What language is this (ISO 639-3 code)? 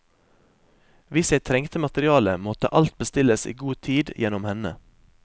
nor